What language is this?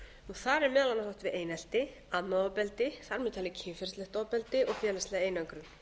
Icelandic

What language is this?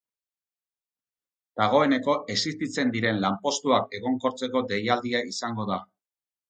Basque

